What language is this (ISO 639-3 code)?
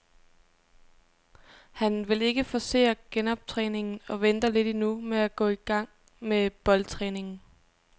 dan